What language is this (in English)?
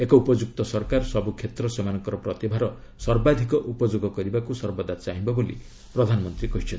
Odia